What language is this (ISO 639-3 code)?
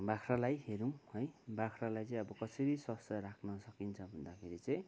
nep